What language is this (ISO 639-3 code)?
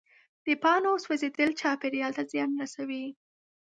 pus